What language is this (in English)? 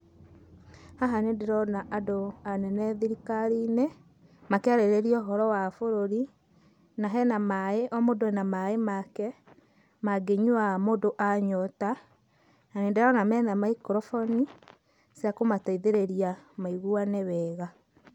Kikuyu